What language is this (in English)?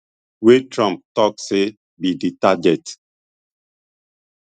Nigerian Pidgin